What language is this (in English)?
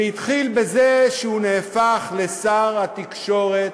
Hebrew